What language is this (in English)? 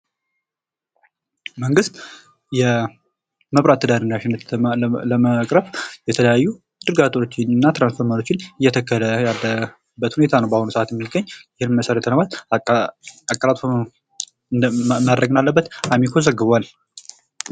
Amharic